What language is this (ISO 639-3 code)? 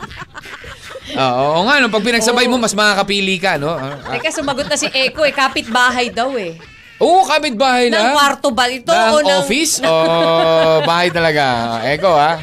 fil